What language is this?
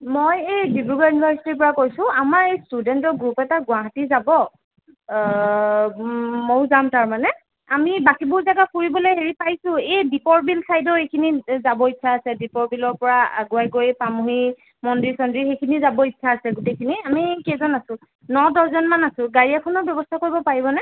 Assamese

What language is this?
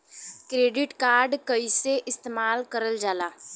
Bhojpuri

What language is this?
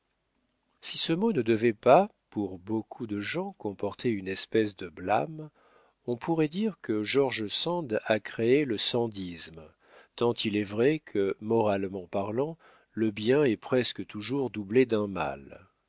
French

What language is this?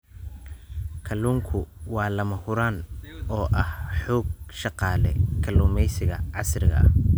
Somali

